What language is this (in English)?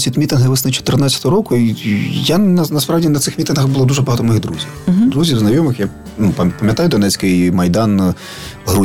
Ukrainian